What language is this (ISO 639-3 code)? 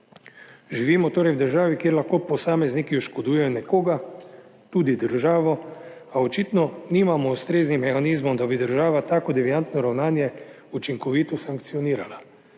slv